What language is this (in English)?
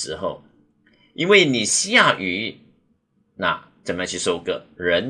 Chinese